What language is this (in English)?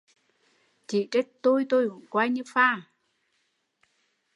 Vietnamese